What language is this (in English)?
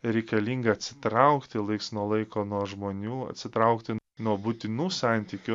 Lithuanian